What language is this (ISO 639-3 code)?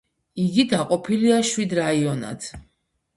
kat